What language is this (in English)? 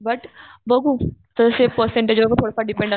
Marathi